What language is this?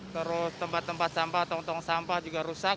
Indonesian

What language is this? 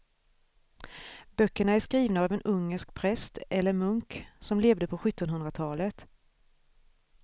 Swedish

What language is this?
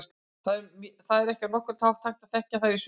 Icelandic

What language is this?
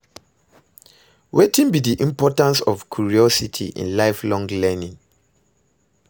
Nigerian Pidgin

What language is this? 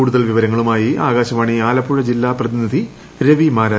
Malayalam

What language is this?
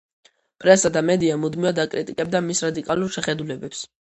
Georgian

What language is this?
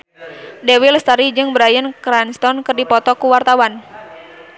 Sundanese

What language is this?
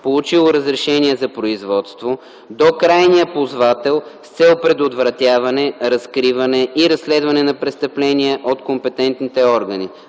Bulgarian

